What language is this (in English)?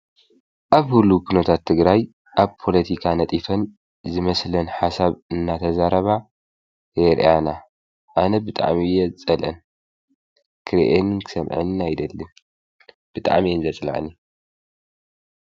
Tigrinya